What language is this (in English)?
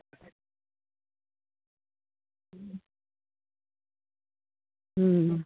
Santali